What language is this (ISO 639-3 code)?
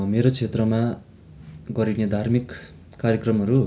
nep